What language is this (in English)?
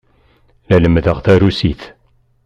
Kabyle